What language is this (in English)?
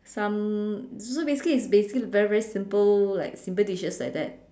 English